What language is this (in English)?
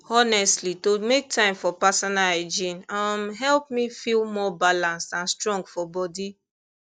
Nigerian Pidgin